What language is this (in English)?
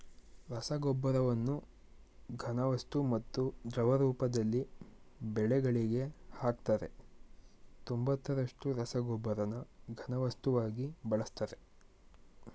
Kannada